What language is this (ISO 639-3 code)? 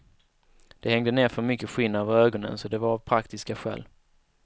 swe